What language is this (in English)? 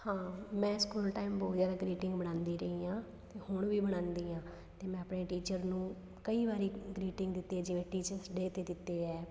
Punjabi